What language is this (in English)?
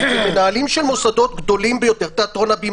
Hebrew